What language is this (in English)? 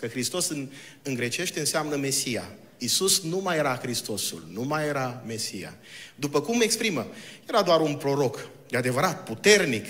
Romanian